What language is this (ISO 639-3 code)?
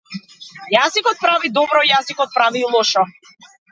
mkd